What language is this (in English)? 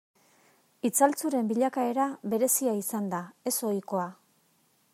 Basque